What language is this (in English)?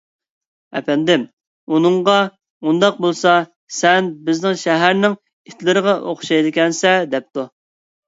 Uyghur